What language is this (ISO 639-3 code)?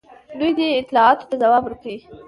pus